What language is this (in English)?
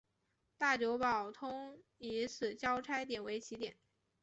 Chinese